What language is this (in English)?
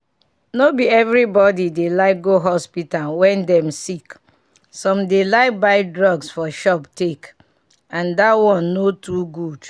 Nigerian Pidgin